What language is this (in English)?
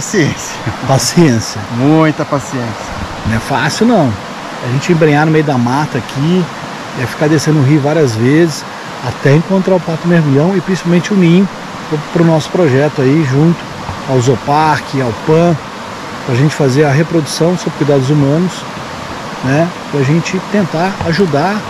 Portuguese